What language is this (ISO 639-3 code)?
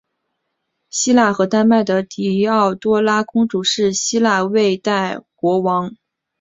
zho